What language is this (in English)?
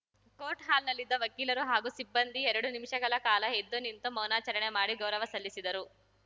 Kannada